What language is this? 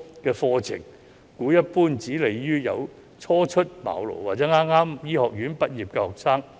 Cantonese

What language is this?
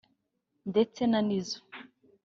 Kinyarwanda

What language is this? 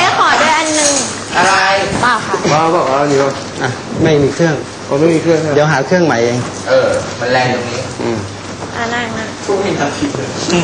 Thai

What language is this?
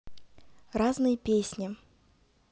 Russian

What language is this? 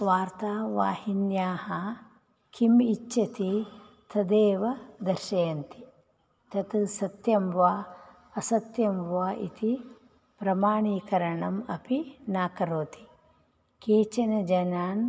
Sanskrit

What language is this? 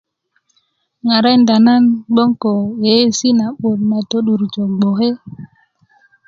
Kuku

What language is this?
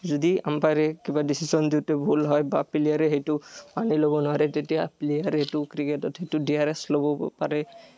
Assamese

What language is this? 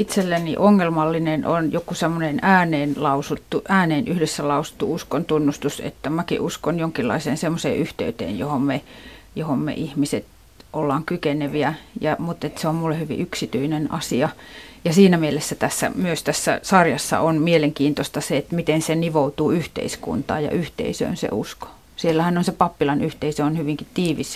Finnish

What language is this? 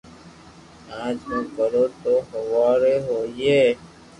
Loarki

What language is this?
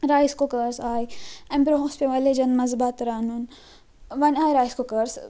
Kashmiri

